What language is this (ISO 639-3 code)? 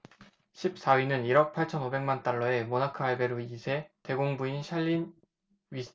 kor